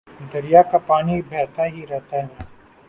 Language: Urdu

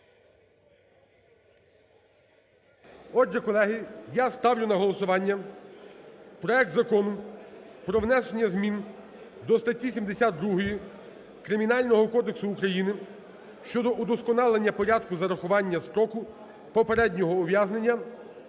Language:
Ukrainian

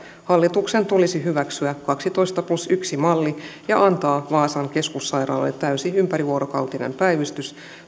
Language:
Finnish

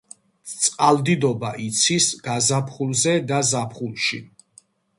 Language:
Georgian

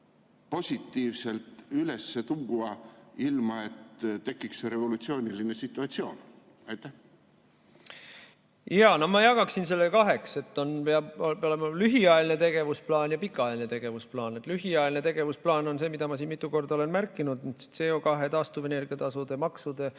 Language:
Estonian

